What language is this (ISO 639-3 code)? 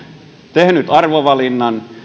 fin